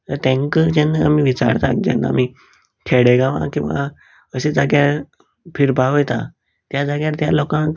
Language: Konkani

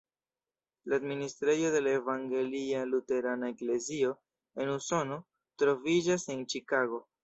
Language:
Esperanto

